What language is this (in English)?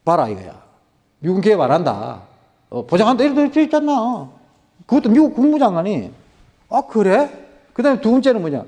Korean